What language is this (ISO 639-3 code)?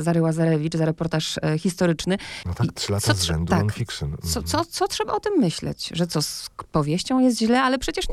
pol